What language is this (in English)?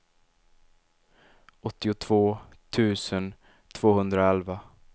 Swedish